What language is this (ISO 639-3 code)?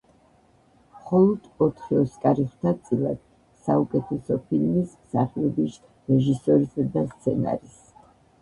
kat